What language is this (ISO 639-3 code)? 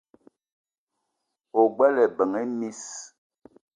eto